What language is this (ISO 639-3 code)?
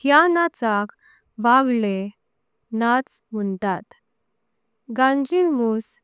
kok